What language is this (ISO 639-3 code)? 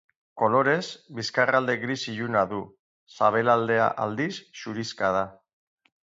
eus